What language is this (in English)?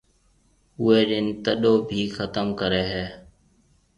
Marwari (Pakistan)